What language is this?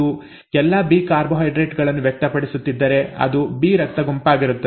Kannada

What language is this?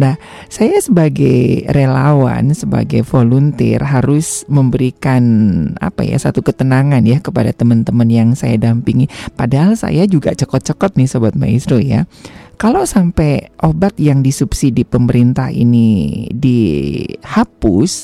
Indonesian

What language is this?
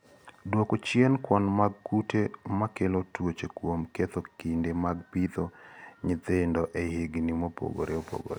Luo (Kenya and Tanzania)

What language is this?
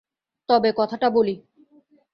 Bangla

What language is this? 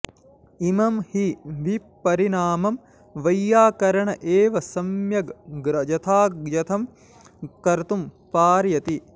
Sanskrit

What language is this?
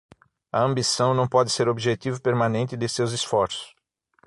Portuguese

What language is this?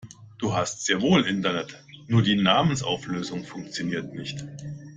German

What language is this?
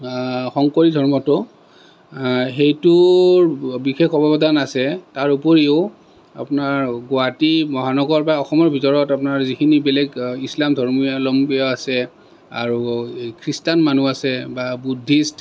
Assamese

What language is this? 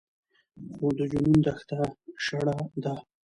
Pashto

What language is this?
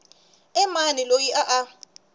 Tsonga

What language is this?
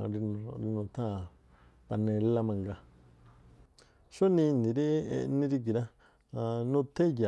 Tlacoapa Me'phaa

